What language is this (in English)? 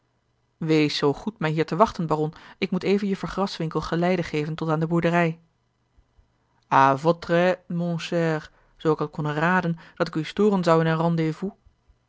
Dutch